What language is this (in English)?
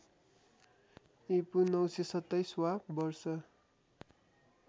Nepali